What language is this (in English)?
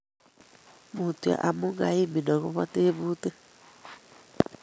Kalenjin